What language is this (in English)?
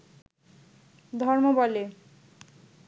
Bangla